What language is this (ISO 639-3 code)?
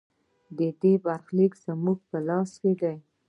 pus